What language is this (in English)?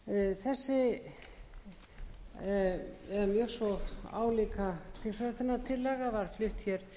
Icelandic